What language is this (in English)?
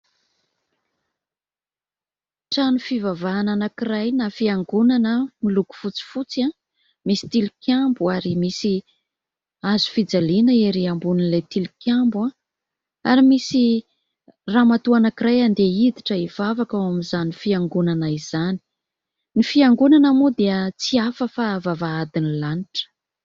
Malagasy